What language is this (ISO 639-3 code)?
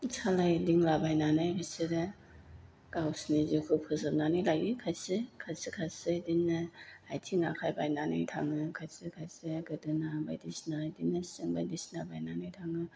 brx